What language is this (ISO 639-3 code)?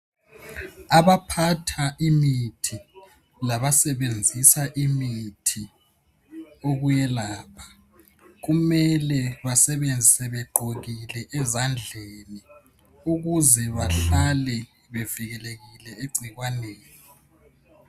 nde